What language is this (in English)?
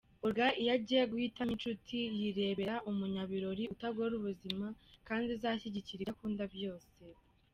Kinyarwanda